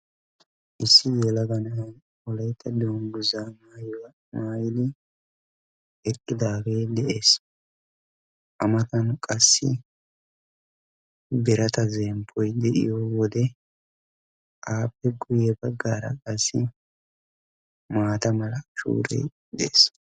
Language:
Wolaytta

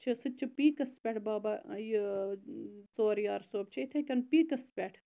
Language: Kashmiri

